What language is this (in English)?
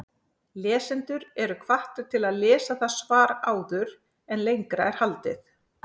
Icelandic